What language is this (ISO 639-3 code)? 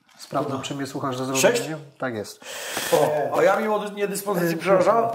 pol